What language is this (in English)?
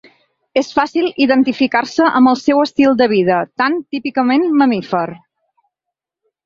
Catalan